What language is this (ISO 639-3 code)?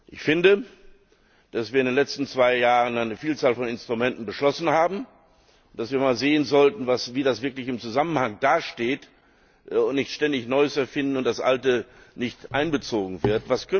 deu